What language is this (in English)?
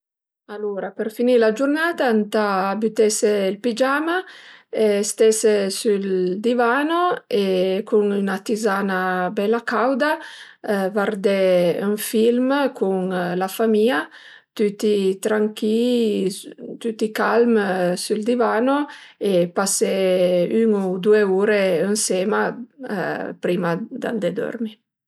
Piedmontese